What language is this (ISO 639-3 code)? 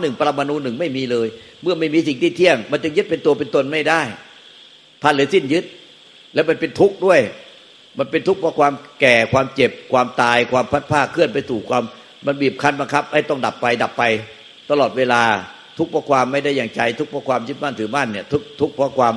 tha